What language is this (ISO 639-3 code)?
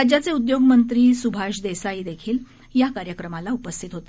mar